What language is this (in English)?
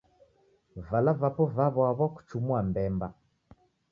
Taita